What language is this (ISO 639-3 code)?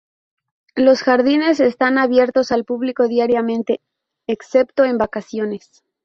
spa